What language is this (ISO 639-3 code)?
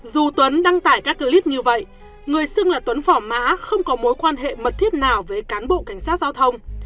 vie